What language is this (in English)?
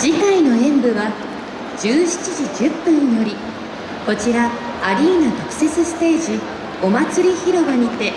Japanese